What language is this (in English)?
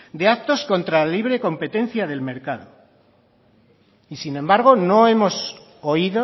Spanish